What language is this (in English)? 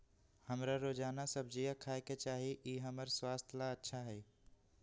Magahi